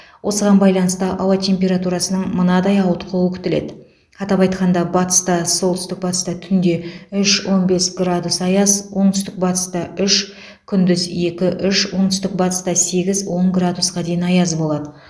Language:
Kazakh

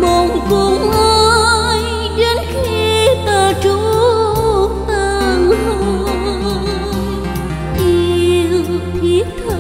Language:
Vietnamese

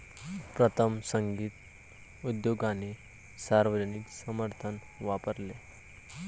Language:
Marathi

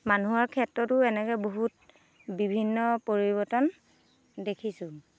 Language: Assamese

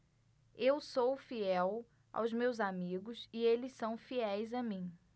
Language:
Portuguese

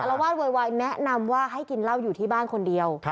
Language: Thai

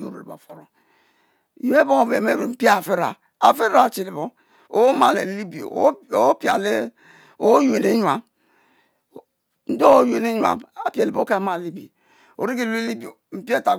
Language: Mbe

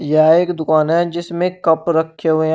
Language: Hindi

